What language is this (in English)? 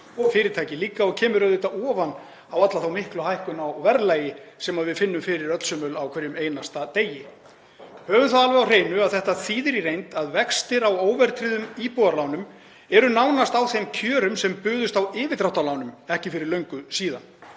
Icelandic